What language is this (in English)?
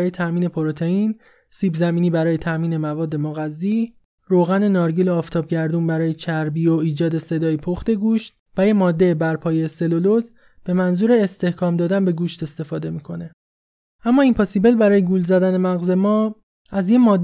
Persian